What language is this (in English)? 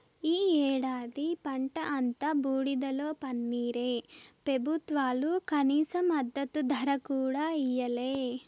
Telugu